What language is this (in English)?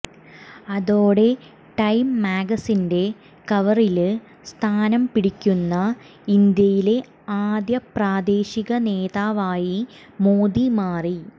Malayalam